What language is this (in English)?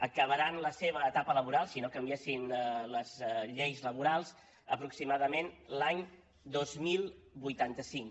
Catalan